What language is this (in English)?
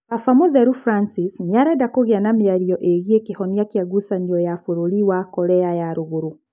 Kikuyu